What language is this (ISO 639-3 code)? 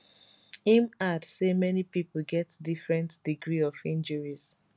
pcm